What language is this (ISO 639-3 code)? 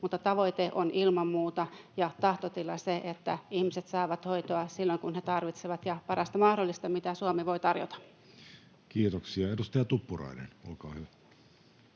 fin